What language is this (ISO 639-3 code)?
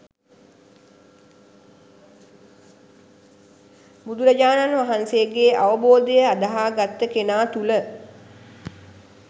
sin